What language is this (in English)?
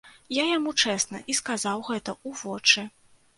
Belarusian